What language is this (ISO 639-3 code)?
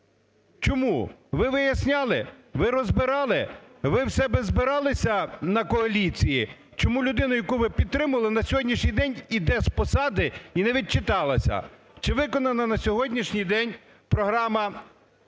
ukr